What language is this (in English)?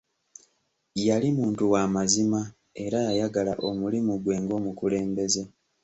Ganda